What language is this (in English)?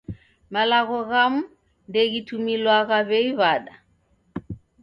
Taita